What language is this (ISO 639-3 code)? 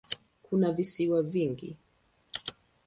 swa